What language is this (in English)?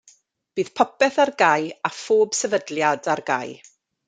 Welsh